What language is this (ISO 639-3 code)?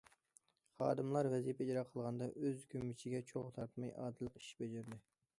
uig